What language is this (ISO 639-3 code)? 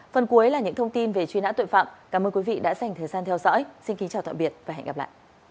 vie